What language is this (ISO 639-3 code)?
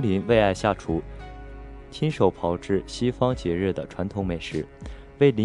zho